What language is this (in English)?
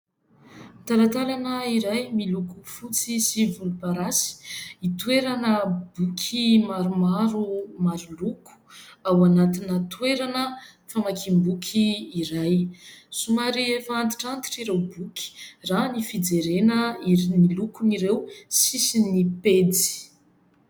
Malagasy